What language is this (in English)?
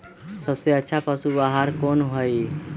Magahi